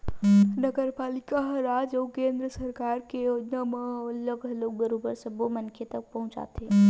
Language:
Chhattisgarhi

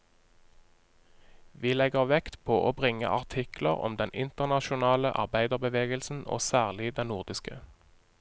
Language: Norwegian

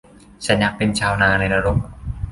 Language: Thai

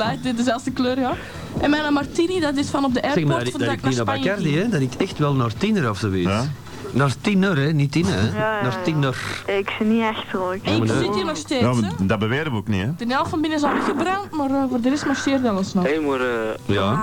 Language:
Dutch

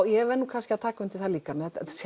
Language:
Icelandic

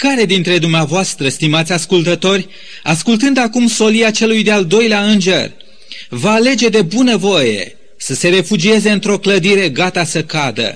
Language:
Romanian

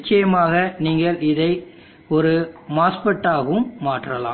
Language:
Tamil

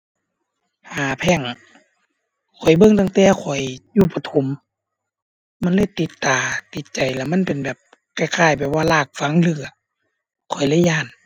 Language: Thai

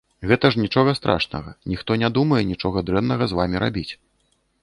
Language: Belarusian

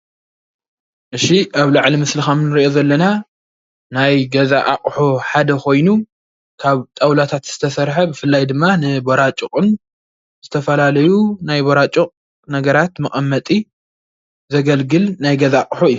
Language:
Tigrinya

